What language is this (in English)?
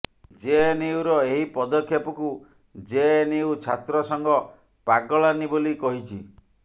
Odia